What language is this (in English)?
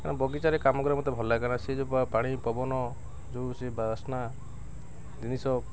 Odia